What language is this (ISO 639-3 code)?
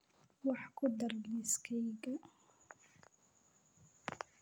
som